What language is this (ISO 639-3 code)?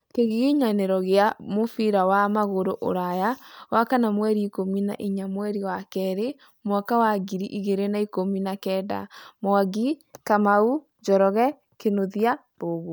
kik